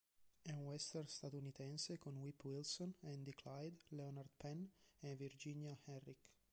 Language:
Italian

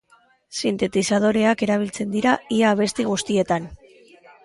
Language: Basque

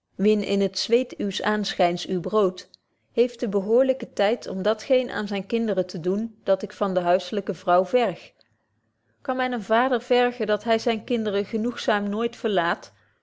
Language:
Dutch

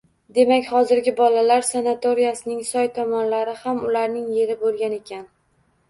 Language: Uzbek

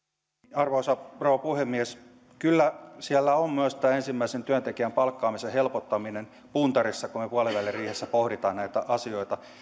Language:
Finnish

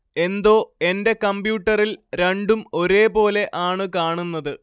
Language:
Malayalam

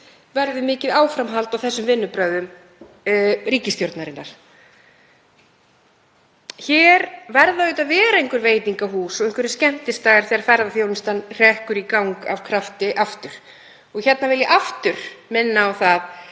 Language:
Icelandic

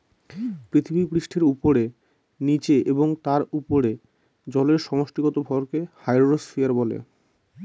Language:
Bangla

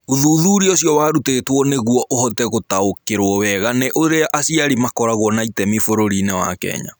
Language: Kikuyu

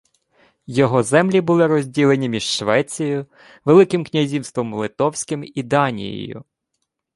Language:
Ukrainian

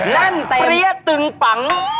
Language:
Thai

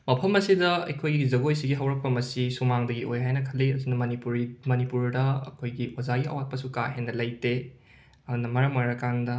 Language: Manipuri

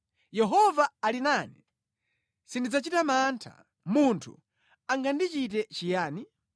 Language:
Nyanja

